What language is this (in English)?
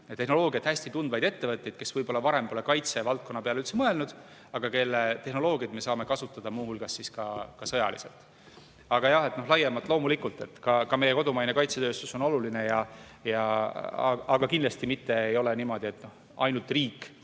Estonian